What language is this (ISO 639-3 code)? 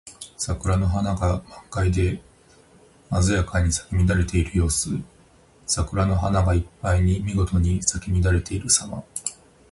jpn